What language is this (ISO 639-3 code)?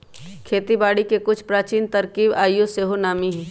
mag